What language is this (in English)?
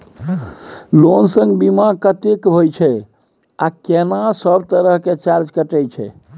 Maithili